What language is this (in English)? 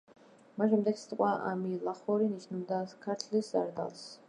Georgian